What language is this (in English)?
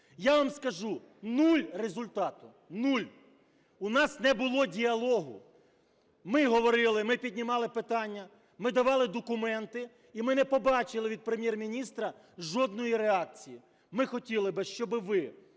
Ukrainian